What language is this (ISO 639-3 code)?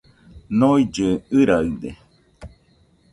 hux